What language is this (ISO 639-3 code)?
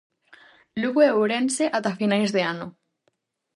glg